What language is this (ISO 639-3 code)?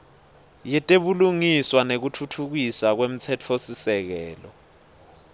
ssw